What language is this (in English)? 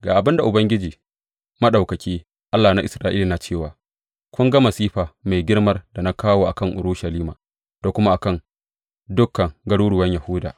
Hausa